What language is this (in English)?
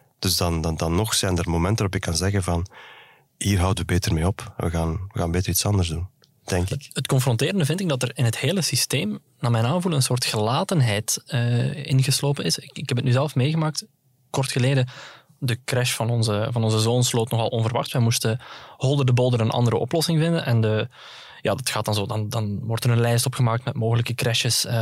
Dutch